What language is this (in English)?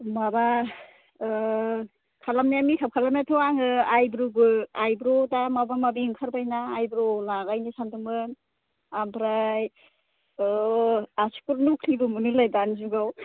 Bodo